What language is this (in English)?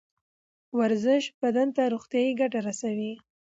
Pashto